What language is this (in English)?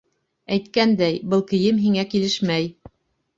Bashkir